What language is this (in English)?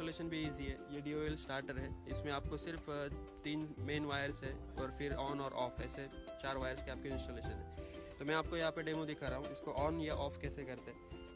Hindi